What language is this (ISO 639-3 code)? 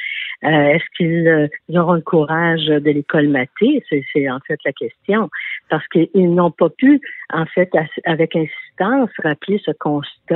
fra